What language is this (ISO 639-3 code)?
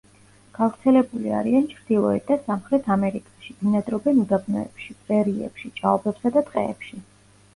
kat